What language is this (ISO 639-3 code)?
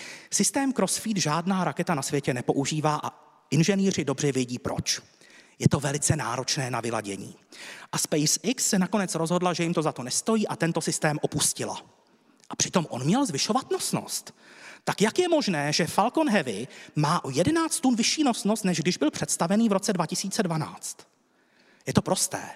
ces